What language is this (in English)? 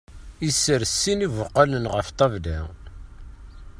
Kabyle